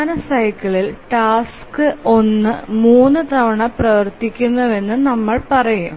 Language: Malayalam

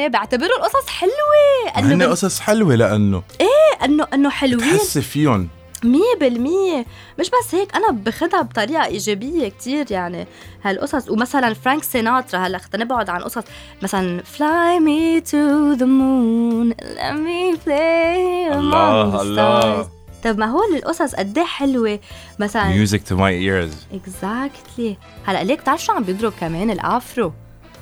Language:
Arabic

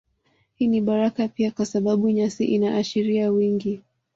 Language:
Swahili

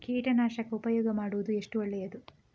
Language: Kannada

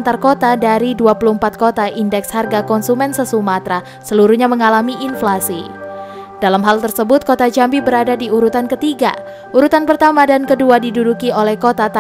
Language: Indonesian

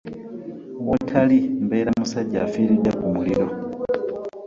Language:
Ganda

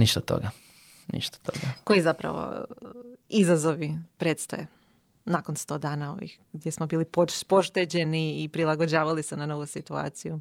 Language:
Croatian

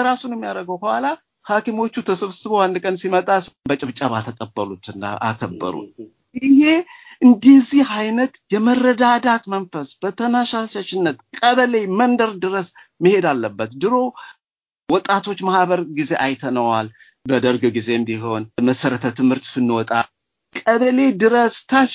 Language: Amharic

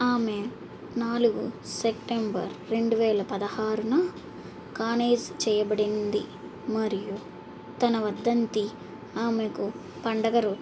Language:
Telugu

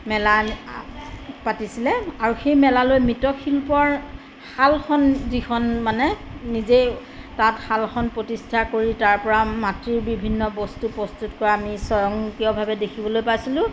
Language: Assamese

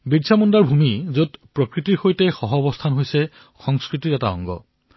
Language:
Assamese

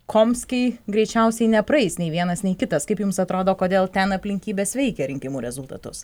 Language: Lithuanian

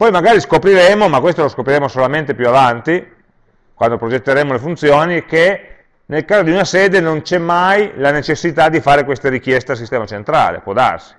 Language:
Italian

